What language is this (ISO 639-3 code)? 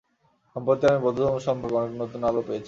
ben